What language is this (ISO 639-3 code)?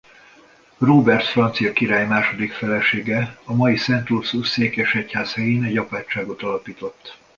hun